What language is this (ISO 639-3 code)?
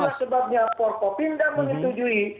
ind